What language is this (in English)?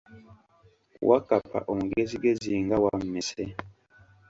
Ganda